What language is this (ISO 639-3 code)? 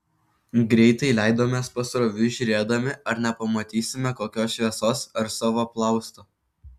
lit